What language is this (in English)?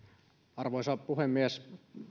Finnish